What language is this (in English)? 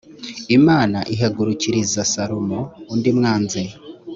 Kinyarwanda